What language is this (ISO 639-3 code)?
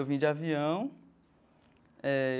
por